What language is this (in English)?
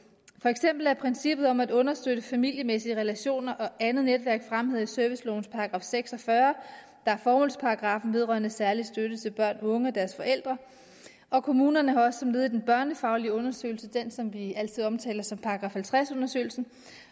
Danish